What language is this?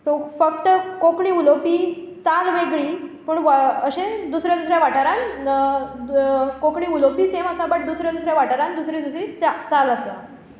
Konkani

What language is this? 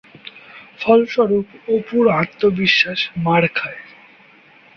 Bangla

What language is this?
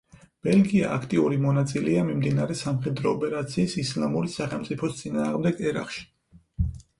Georgian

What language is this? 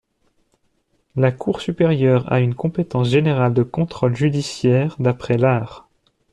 French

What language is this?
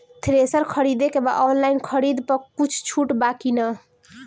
Bhojpuri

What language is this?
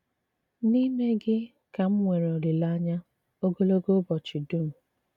Igbo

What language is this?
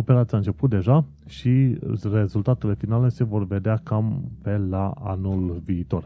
Romanian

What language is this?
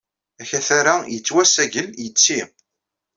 Kabyle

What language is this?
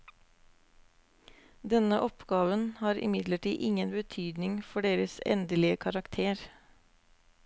Norwegian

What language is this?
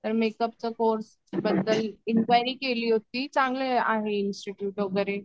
Marathi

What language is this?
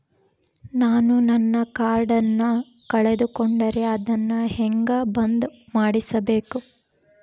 Kannada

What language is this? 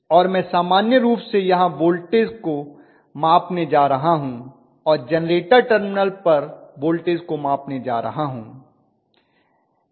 Hindi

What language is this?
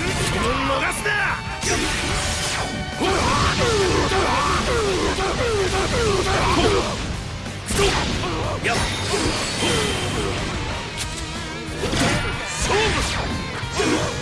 Japanese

